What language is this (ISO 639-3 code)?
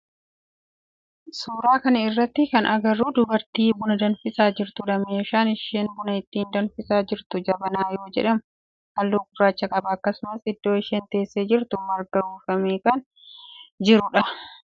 orm